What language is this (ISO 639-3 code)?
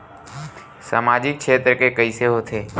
hne